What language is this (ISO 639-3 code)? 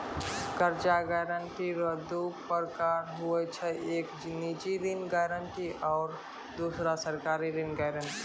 mai